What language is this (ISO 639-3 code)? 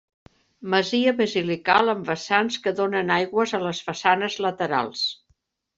cat